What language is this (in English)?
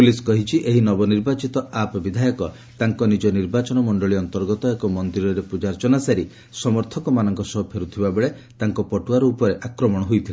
Odia